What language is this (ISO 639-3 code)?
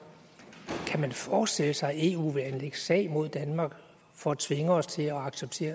dan